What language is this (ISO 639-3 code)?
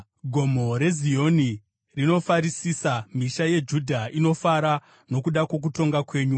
sna